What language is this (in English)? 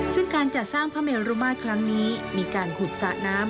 Thai